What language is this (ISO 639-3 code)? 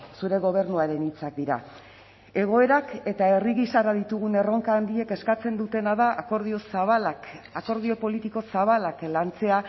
eus